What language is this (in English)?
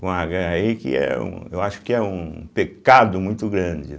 Portuguese